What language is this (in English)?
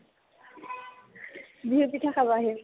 Assamese